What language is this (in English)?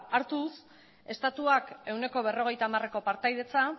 Basque